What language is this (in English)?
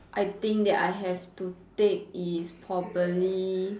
English